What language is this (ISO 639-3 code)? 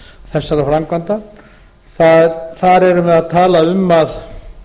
isl